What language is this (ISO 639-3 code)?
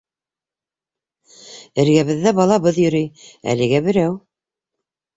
bak